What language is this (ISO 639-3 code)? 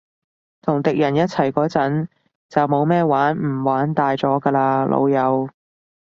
yue